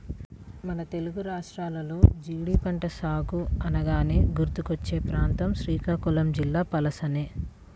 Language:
Telugu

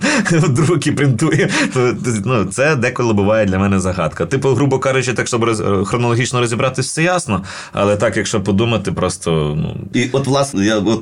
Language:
Ukrainian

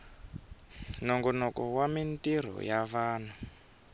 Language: Tsonga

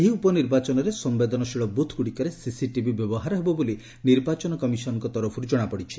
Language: Odia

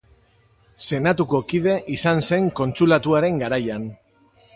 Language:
Basque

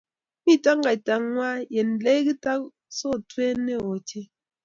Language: Kalenjin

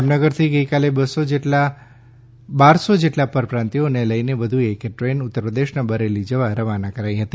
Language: Gujarati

